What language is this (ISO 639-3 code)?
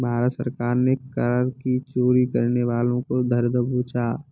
hin